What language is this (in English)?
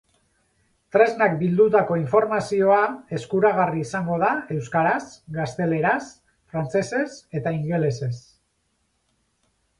Basque